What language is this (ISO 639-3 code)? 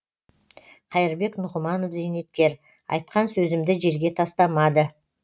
kaz